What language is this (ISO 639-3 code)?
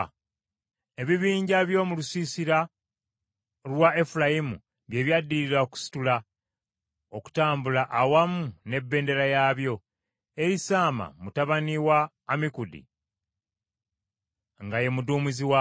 lug